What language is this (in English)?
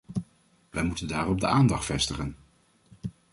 Dutch